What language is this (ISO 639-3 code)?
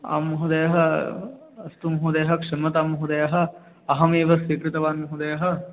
san